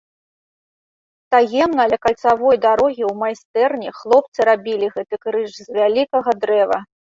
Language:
Belarusian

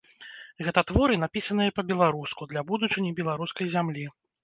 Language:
Belarusian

